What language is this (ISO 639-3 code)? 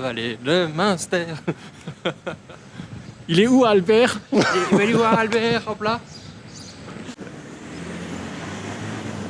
fra